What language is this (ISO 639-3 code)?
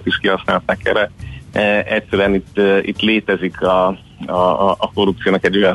hun